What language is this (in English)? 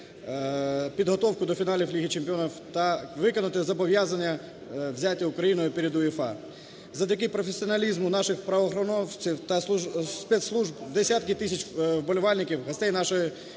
Ukrainian